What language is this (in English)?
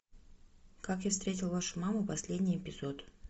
Russian